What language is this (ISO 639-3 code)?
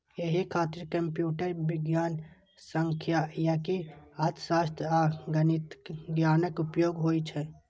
mai